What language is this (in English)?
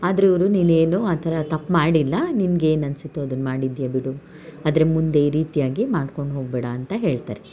Kannada